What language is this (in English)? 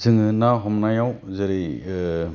Bodo